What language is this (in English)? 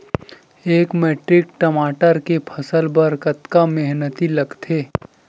Chhattisgarhi